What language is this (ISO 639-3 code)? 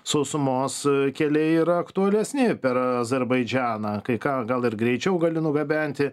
lit